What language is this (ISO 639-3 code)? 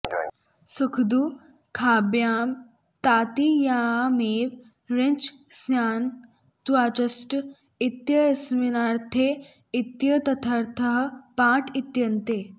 san